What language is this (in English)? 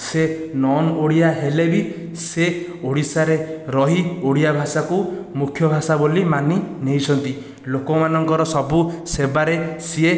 Odia